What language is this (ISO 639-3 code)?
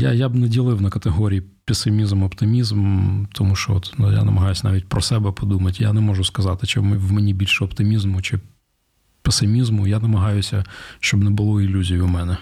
ukr